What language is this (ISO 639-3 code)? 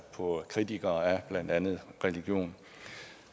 dan